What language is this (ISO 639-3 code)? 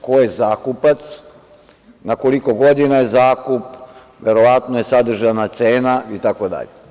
srp